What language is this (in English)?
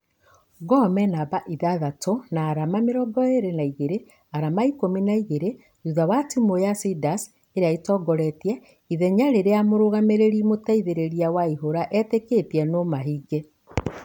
Kikuyu